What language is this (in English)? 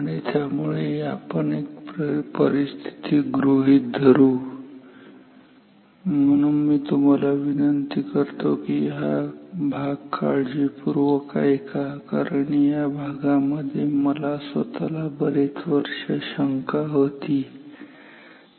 Marathi